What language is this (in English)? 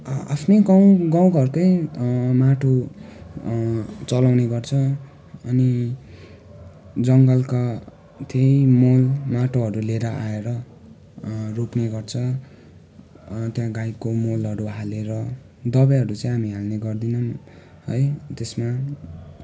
Nepali